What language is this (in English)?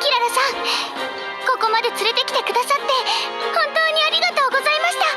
Japanese